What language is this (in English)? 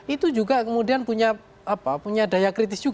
Indonesian